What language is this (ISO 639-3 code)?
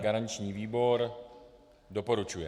ces